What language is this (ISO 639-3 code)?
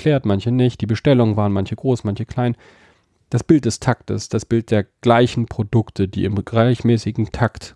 deu